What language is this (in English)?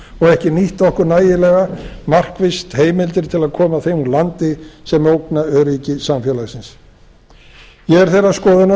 Icelandic